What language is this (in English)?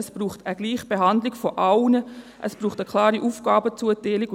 Swiss German